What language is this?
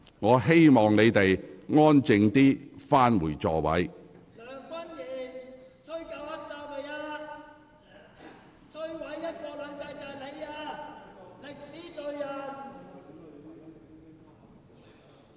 Cantonese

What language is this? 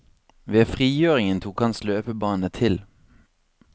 Norwegian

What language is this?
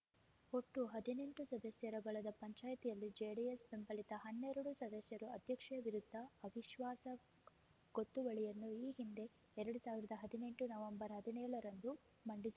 Kannada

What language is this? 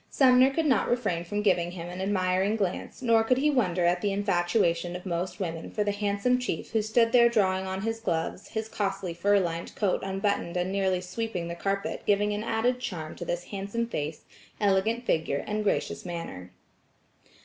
English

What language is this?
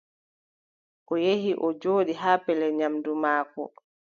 Adamawa Fulfulde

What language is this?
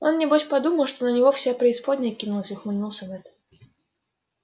Russian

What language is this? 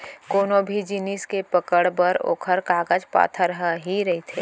Chhattisgarhi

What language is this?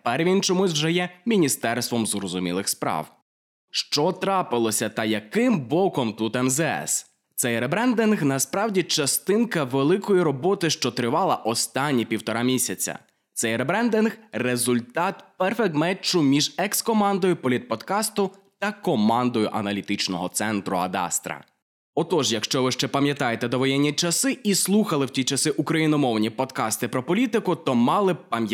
Ukrainian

